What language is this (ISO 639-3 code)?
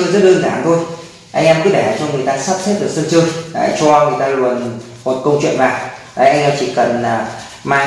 vie